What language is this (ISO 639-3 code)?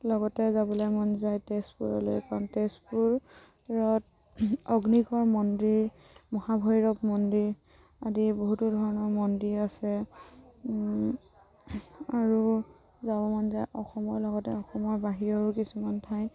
asm